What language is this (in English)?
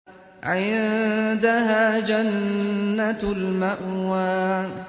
Arabic